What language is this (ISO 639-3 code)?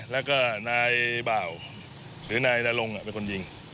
tha